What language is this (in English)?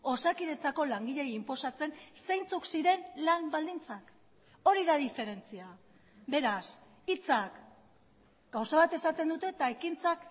Basque